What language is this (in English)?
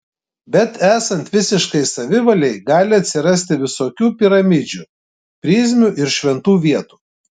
Lithuanian